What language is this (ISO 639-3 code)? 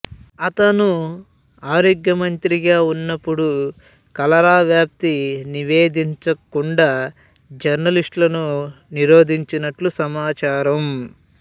tel